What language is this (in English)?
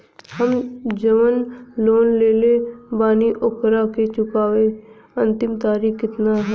Bhojpuri